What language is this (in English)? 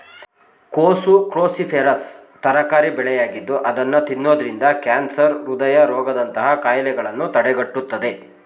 Kannada